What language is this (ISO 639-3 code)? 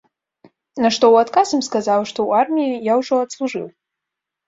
bel